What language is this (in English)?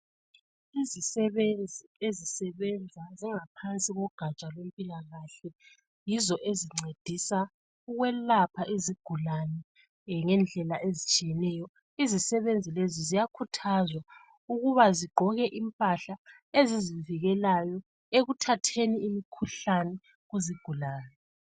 North Ndebele